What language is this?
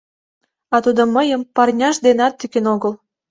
Mari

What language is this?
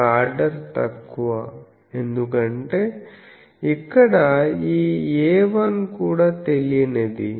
Telugu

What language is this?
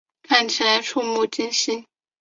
Chinese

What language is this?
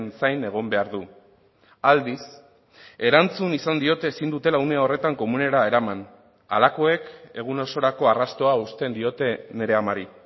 Basque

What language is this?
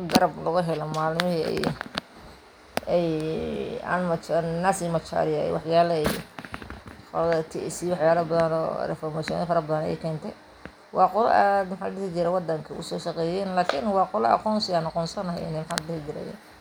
Somali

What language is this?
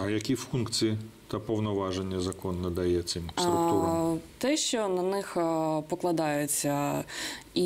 Ukrainian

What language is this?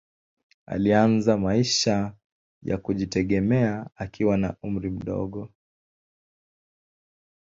Swahili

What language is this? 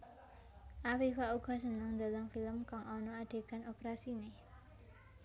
Javanese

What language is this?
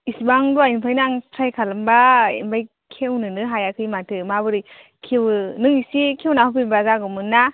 Bodo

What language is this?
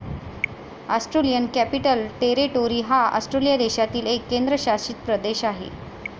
Marathi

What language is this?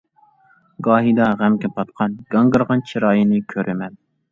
Uyghur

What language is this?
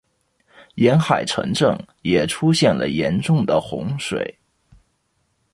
Chinese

